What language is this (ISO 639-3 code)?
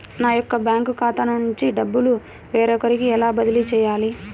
tel